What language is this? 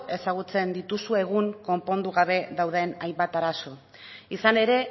Basque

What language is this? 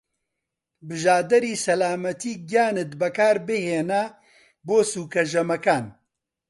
Central Kurdish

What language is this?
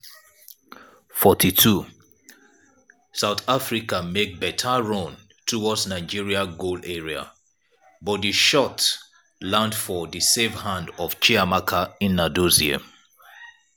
Nigerian Pidgin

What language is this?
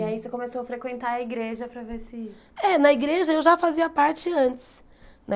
Portuguese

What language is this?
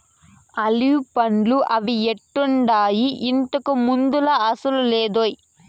Telugu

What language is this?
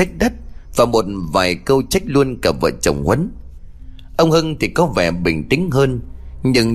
Vietnamese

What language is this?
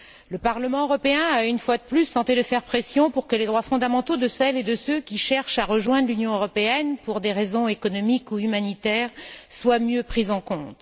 French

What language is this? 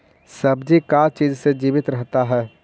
Magahi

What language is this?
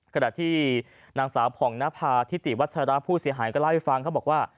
Thai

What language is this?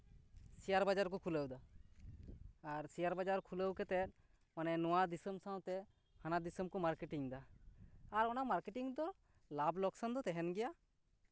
Santali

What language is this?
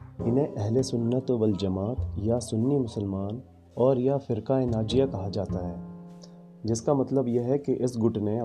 Hindi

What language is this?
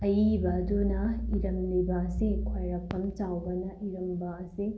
Manipuri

